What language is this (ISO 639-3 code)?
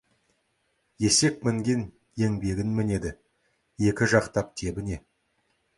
kaz